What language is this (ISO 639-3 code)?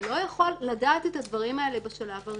heb